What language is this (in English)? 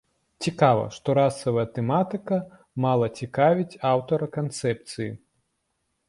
Belarusian